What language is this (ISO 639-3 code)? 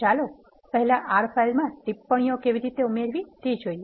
guj